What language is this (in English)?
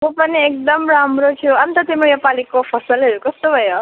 Nepali